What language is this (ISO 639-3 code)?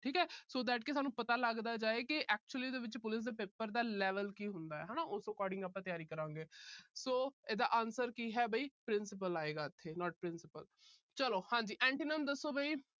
pan